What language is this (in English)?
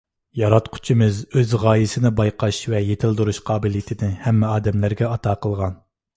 Uyghur